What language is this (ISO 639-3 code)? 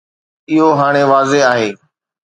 snd